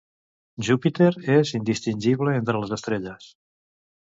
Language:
Catalan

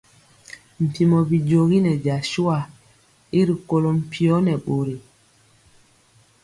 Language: Mpiemo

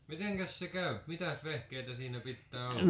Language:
Finnish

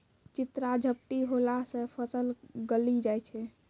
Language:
Maithili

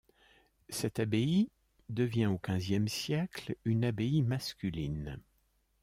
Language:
French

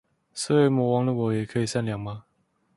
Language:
Chinese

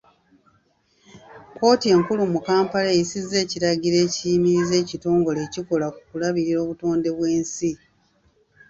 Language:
Ganda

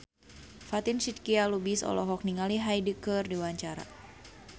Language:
Sundanese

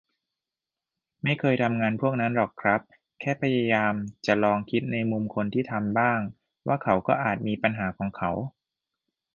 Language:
Thai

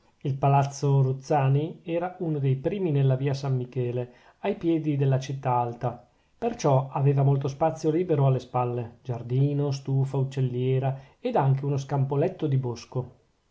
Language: Italian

